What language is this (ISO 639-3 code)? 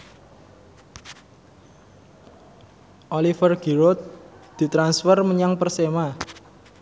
jav